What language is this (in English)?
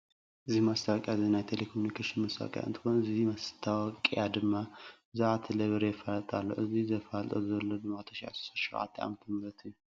Tigrinya